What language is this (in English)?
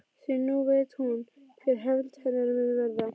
Icelandic